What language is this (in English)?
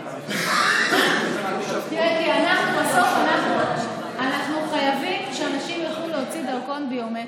Hebrew